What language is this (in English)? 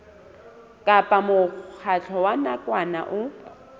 Southern Sotho